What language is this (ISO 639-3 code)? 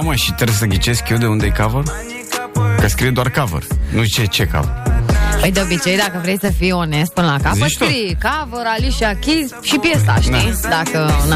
ron